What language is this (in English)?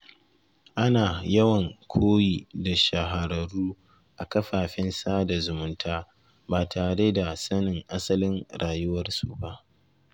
Hausa